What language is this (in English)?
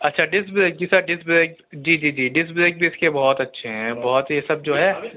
Urdu